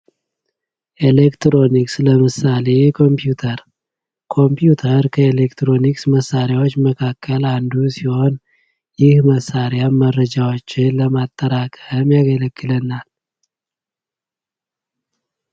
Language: Amharic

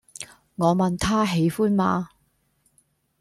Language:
Cantonese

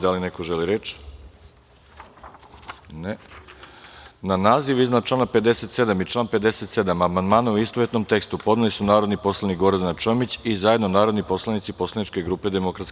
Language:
Serbian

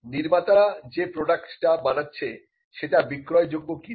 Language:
Bangla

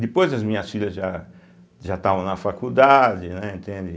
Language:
Portuguese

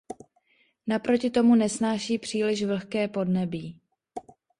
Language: Czech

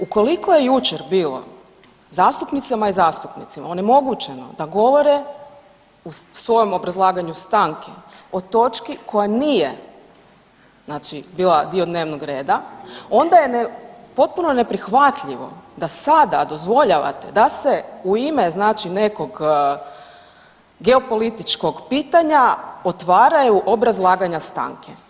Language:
Croatian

